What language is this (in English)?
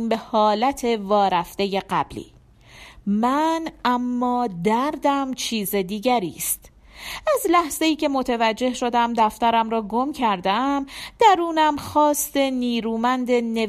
Persian